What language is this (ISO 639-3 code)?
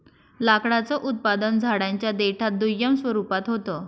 mar